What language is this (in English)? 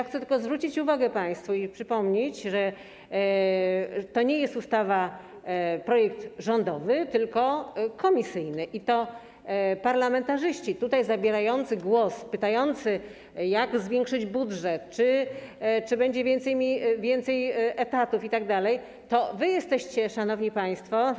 Polish